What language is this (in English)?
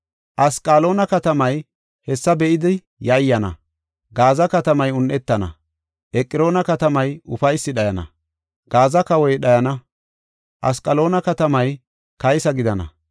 Gofa